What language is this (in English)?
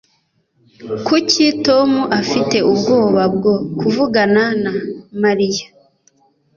Kinyarwanda